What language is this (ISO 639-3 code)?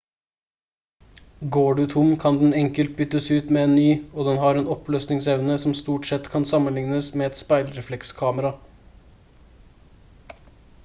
nob